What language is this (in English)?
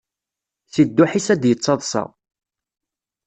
Kabyle